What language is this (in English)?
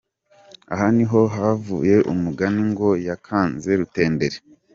Kinyarwanda